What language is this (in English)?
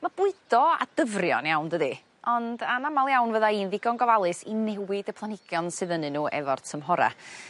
Welsh